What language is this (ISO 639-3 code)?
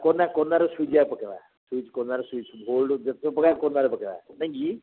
ori